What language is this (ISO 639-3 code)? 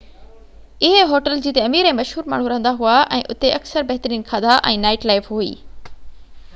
snd